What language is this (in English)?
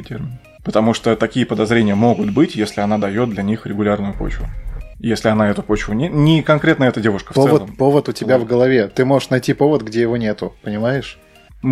Russian